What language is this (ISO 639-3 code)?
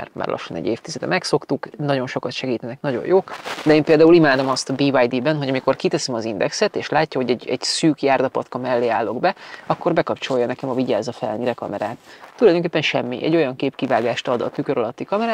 hun